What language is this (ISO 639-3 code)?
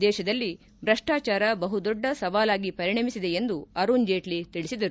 kan